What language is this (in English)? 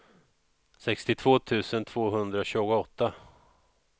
Swedish